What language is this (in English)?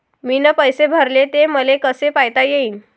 Marathi